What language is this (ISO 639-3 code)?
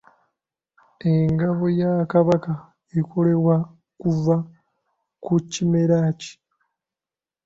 lug